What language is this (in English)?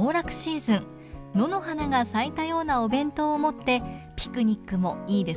Japanese